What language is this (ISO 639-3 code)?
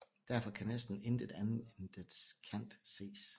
dan